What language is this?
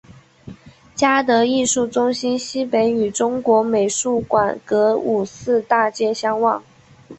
Chinese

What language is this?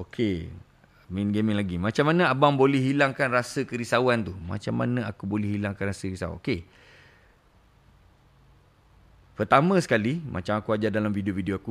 Malay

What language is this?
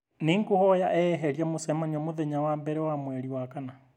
Kikuyu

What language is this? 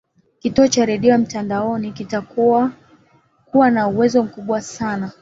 Swahili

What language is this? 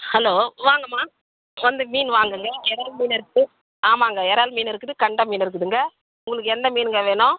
Tamil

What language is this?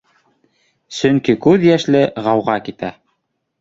Bashkir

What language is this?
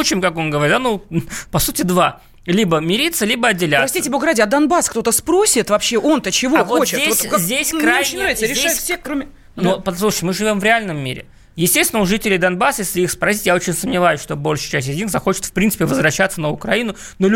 Russian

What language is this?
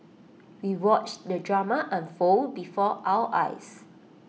English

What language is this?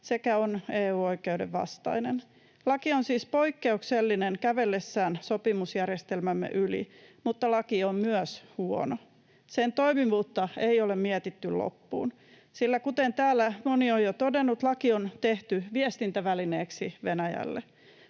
Finnish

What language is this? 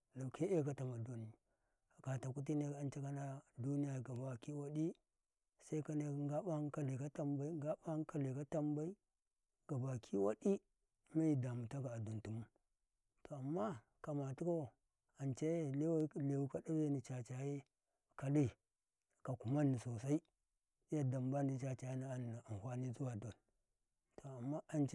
Karekare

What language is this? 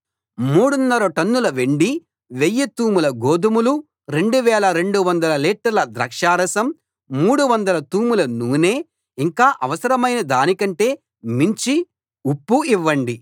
Telugu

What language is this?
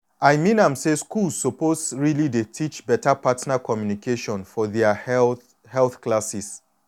Nigerian Pidgin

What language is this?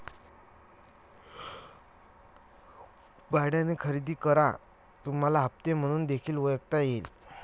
Marathi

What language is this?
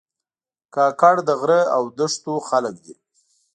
Pashto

